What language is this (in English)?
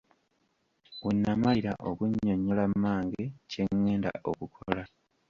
Ganda